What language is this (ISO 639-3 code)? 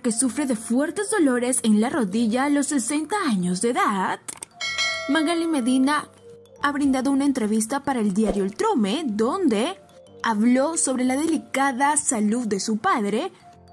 spa